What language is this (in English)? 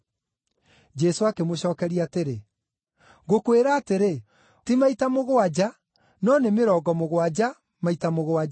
Kikuyu